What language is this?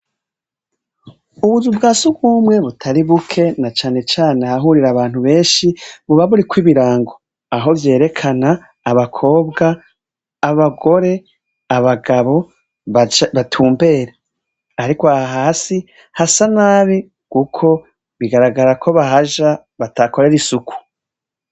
Rundi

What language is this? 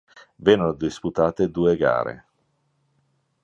Italian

